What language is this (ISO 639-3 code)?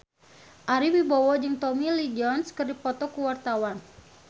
sun